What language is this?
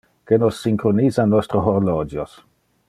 Interlingua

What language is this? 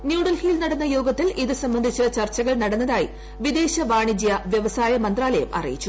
Malayalam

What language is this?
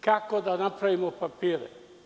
Serbian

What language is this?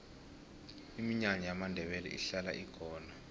South Ndebele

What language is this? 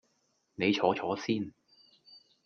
Cantonese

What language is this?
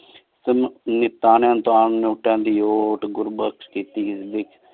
Punjabi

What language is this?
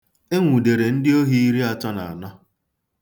Igbo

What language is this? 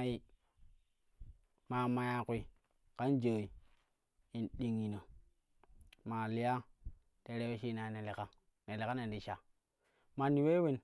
Kushi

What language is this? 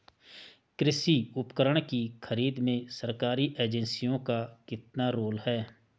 Hindi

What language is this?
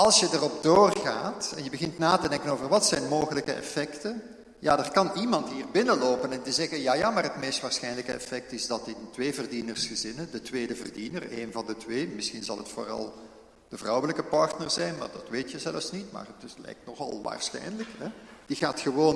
Dutch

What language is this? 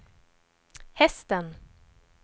Swedish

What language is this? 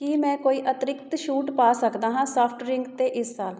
Punjabi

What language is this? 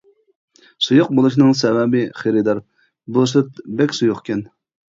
Uyghur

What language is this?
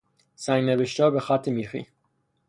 Persian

